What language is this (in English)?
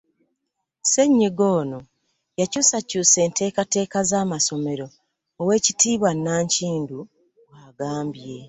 Ganda